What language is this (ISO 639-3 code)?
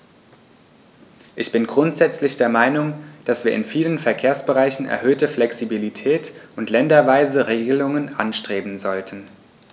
deu